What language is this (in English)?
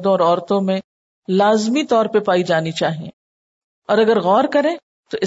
Urdu